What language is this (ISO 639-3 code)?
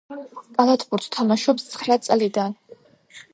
kat